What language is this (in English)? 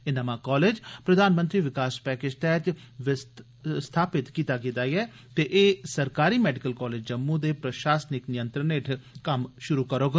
Dogri